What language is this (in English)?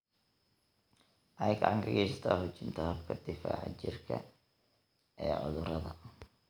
Somali